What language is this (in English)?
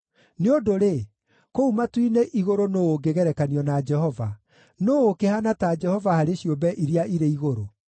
Kikuyu